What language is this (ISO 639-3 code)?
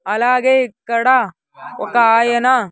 tel